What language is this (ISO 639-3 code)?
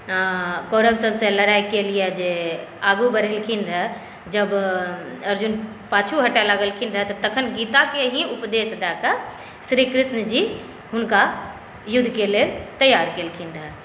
mai